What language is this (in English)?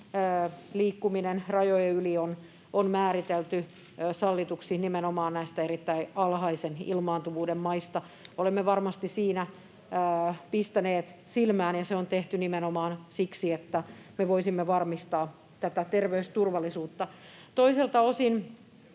Finnish